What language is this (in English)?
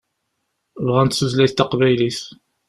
Kabyle